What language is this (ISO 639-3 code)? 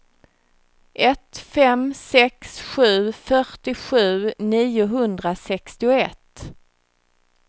swe